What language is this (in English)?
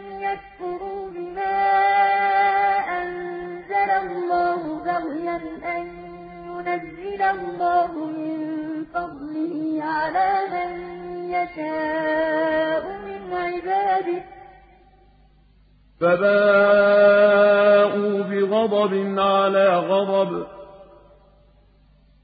Arabic